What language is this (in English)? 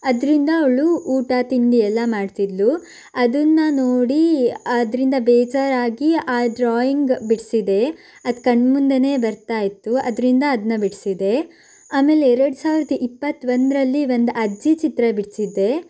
Kannada